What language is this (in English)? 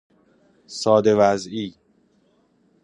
Persian